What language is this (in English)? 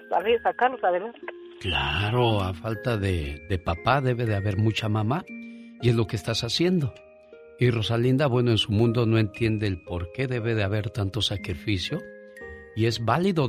Spanish